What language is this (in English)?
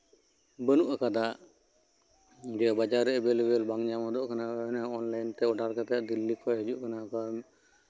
Santali